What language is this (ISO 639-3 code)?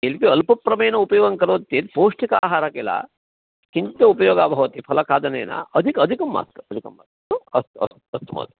san